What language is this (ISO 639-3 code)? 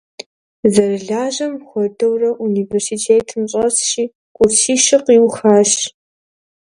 kbd